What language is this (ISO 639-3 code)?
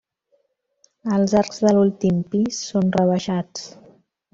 cat